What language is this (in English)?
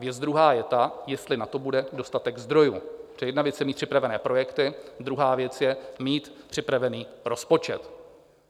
Czech